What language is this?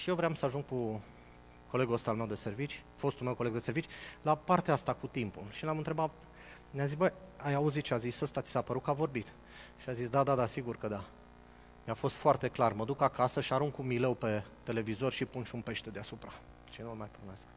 Romanian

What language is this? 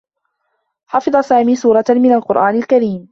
Arabic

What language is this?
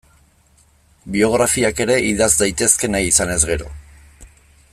Basque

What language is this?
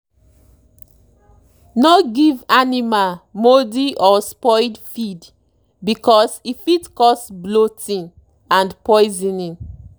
Nigerian Pidgin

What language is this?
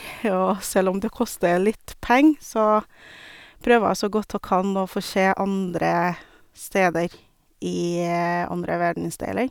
Norwegian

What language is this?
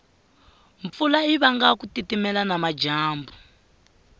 Tsonga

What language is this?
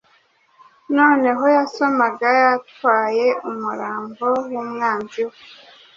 Kinyarwanda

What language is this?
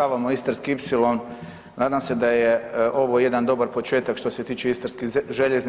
Croatian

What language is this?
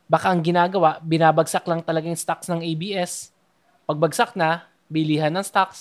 Filipino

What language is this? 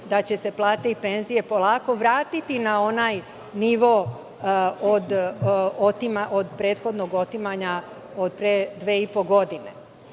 Serbian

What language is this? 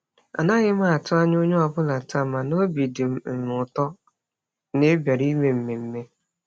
Igbo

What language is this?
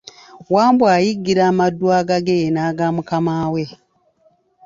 Ganda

